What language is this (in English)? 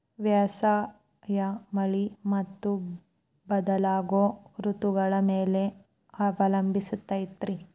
Kannada